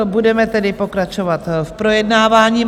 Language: Czech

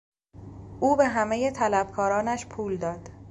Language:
Persian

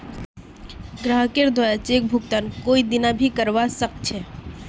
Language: Magahi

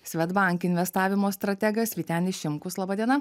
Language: Lithuanian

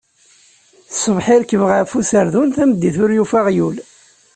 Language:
Kabyle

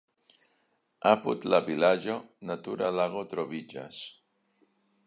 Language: Esperanto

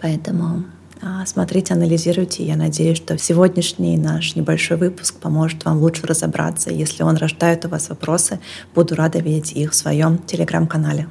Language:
Russian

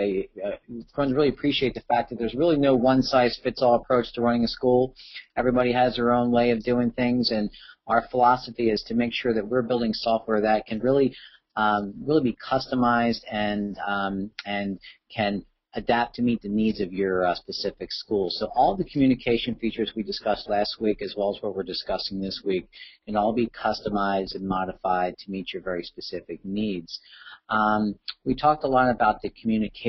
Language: English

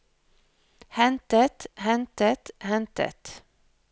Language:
Norwegian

